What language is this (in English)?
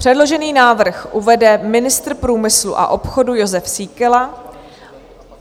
Czech